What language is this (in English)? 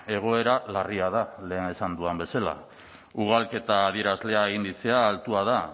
Basque